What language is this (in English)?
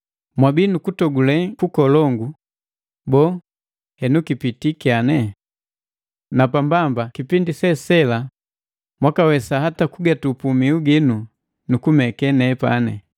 Matengo